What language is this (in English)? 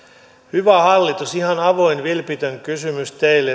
Finnish